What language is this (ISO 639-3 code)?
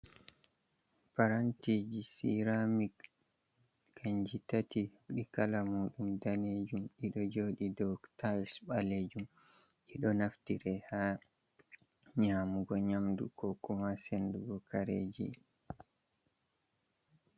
ful